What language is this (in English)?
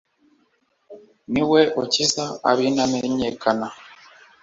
Kinyarwanda